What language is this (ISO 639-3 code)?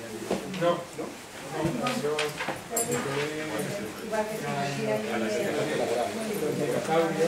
spa